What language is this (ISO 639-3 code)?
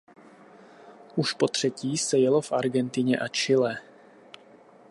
ces